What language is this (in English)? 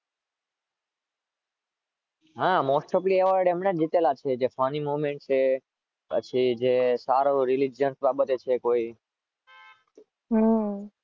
Gujarati